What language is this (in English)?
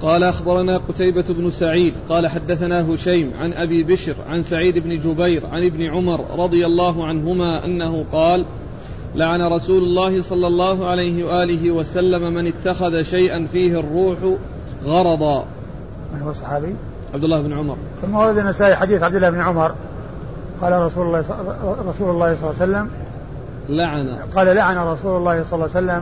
Arabic